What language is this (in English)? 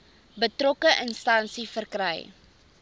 Afrikaans